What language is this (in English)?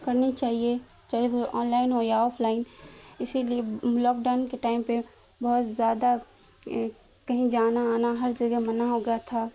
Urdu